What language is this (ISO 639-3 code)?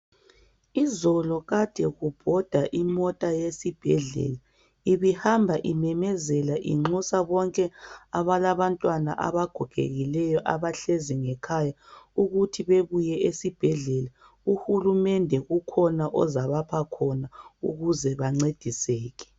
nde